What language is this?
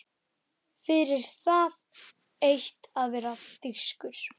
Icelandic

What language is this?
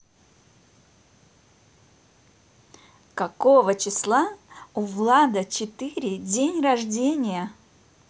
Russian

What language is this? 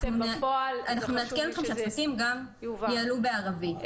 Hebrew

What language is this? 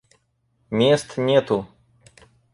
Russian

